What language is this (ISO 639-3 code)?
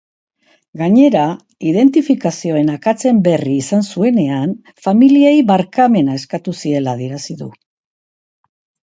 eus